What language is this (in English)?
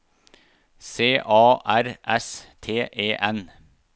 Norwegian